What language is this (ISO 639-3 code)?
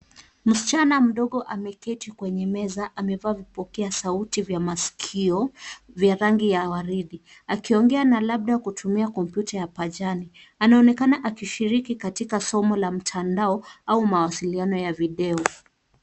swa